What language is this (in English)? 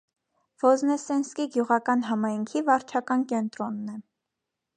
Armenian